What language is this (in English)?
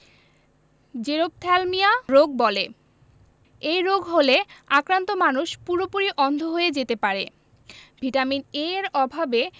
Bangla